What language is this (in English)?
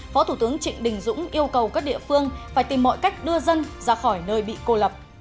Vietnamese